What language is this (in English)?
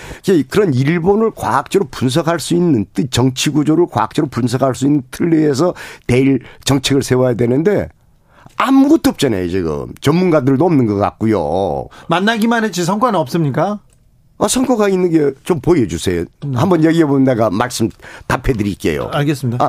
Korean